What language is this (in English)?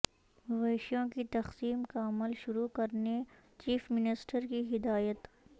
Urdu